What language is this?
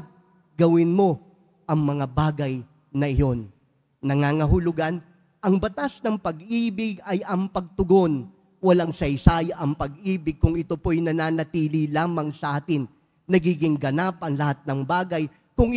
Filipino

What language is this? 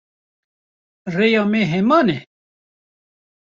Kurdish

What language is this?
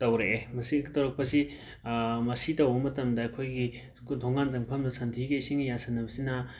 Manipuri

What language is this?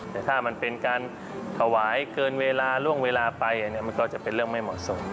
Thai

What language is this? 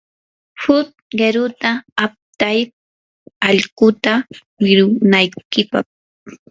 Yanahuanca Pasco Quechua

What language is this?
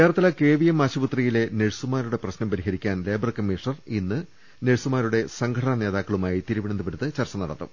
Malayalam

